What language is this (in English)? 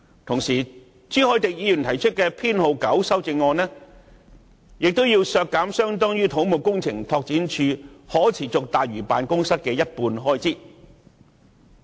Cantonese